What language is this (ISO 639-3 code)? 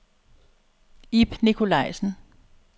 dan